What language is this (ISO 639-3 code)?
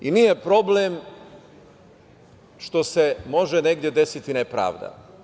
srp